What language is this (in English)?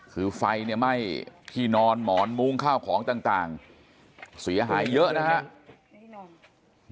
Thai